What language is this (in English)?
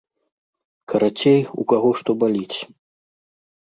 Belarusian